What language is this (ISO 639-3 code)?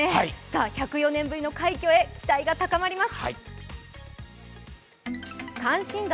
jpn